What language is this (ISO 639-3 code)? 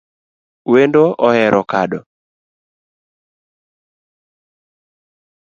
luo